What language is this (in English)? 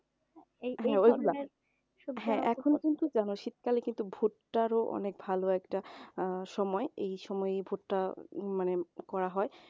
Bangla